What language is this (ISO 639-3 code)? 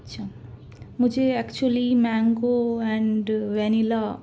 urd